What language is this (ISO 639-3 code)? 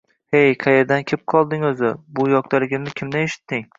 uzb